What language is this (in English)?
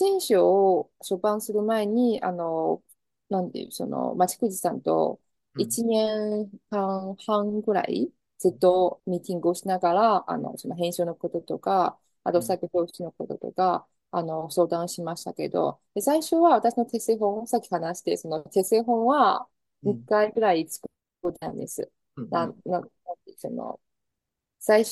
Japanese